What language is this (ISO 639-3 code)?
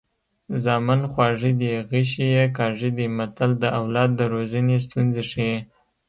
pus